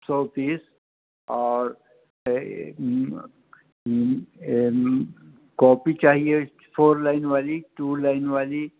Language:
Urdu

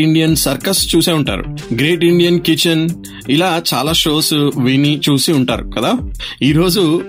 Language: Telugu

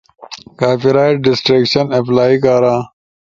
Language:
Ushojo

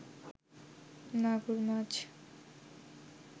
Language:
Bangla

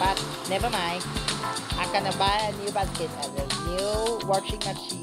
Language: English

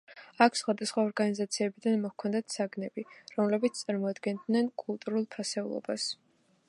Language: Georgian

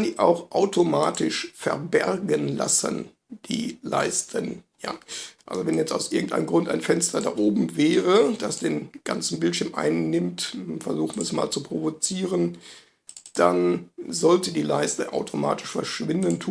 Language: German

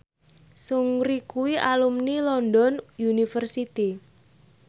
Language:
Javanese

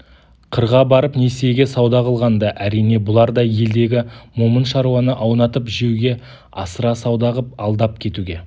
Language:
Kazakh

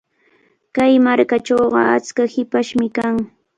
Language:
Cajatambo North Lima Quechua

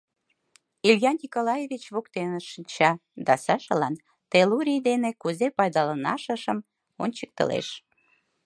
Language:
Mari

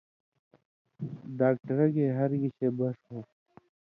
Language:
Indus Kohistani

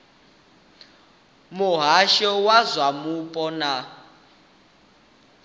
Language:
Venda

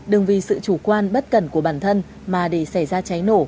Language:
Vietnamese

